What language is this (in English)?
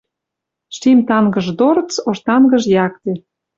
Western Mari